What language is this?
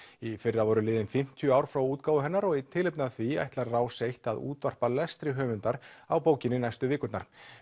Icelandic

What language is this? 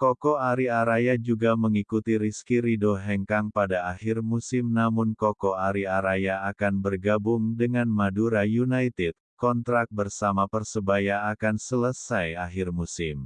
Indonesian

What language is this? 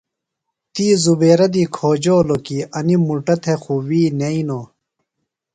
Phalura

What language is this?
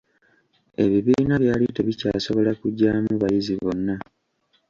Ganda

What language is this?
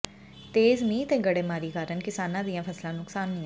Punjabi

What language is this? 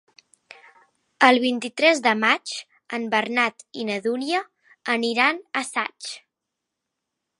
Catalan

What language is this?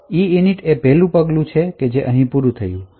Gujarati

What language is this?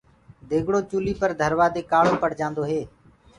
Gurgula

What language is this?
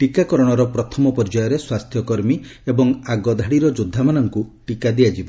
Odia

